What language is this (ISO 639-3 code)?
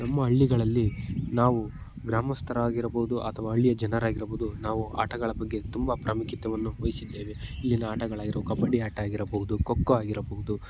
kan